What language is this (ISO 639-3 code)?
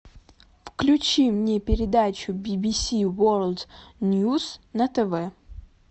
rus